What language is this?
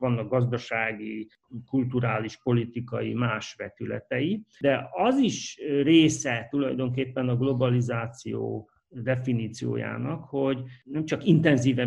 Hungarian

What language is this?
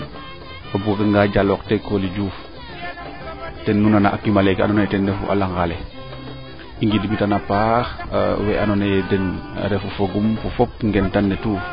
Serer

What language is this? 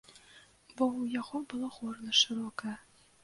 Belarusian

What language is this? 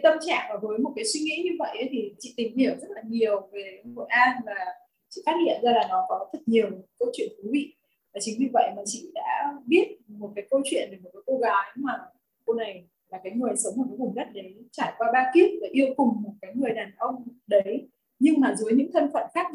Vietnamese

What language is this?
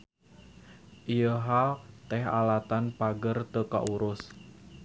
Sundanese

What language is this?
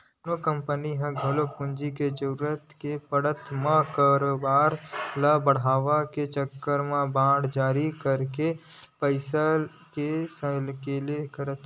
Chhattisgarhi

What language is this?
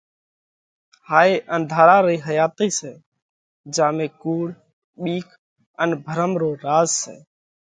Parkari Koli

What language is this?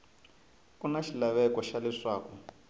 Tsonga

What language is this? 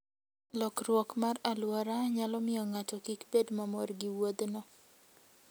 Luo (Kenya and Tanzania)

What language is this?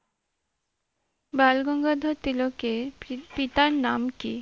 Bangla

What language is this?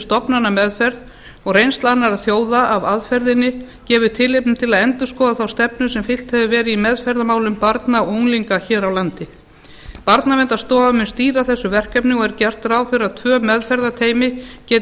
Icelandic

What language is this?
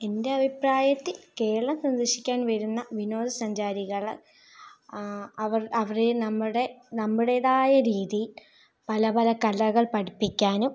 Malayalam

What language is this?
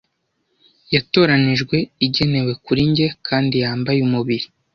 Kinyarwanda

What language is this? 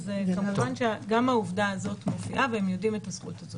Hebrew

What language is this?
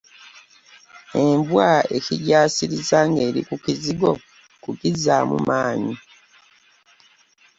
Ganda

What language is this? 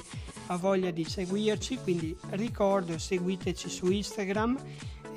Italian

